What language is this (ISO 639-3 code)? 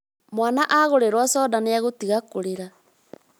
kik